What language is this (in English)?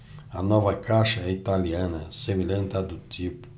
Portuguese